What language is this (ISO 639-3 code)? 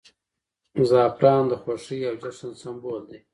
pus